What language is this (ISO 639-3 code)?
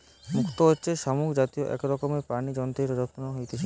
ben